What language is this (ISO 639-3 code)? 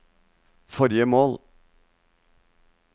nor